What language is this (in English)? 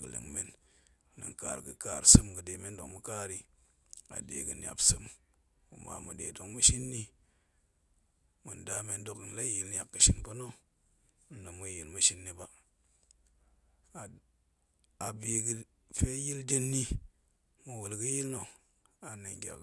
Goemai